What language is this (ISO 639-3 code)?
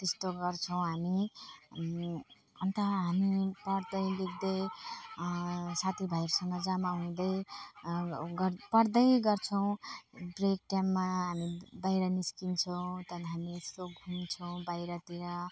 nep